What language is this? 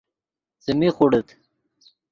Yidgha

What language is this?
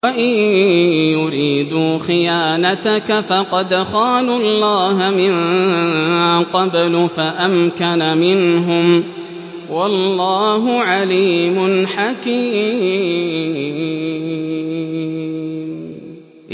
Arabic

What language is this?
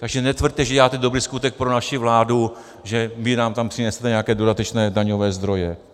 Czech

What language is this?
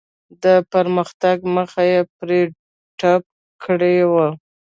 Pashto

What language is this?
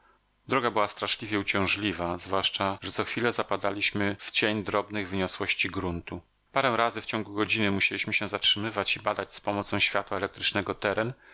Polish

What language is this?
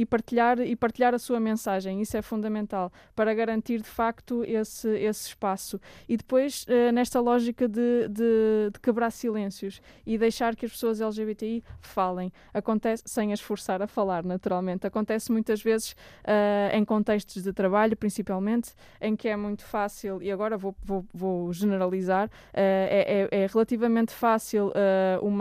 Portuguese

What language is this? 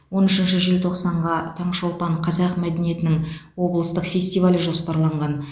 Kazakh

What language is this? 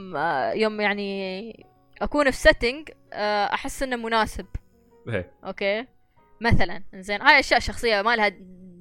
Arabic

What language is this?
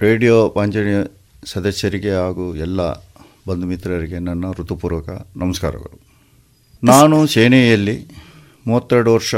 Kannada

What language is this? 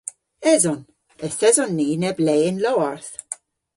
Cornish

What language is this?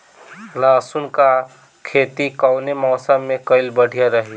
Bhojpuri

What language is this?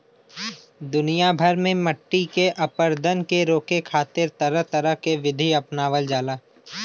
Bhojpuri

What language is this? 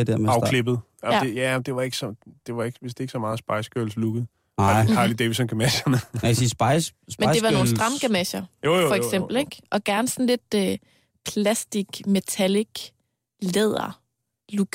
Danish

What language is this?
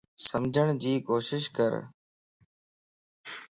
Lasi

